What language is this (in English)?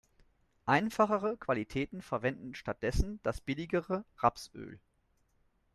German